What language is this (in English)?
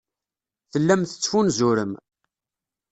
Kabyle